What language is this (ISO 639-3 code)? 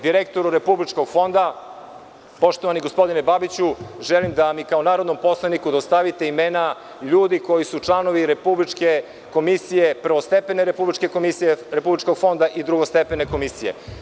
srp